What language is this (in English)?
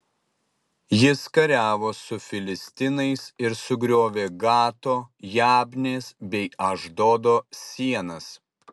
Lithuanian